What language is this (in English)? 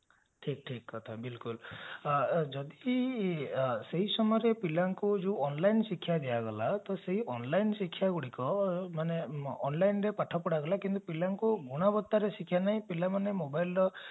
Odia